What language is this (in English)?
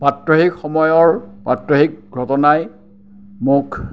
Assamese